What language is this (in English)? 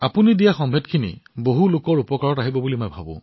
Assamese